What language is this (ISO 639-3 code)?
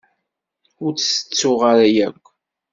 kab